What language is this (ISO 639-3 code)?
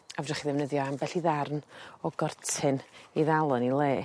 cym